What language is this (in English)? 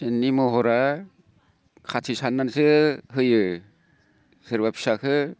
Bodo